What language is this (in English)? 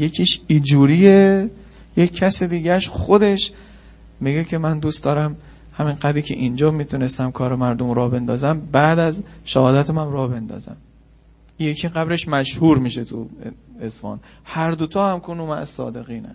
Persian